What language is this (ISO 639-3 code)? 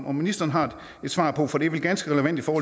dan